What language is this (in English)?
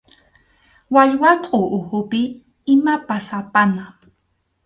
Arequipa-La Unión Quechua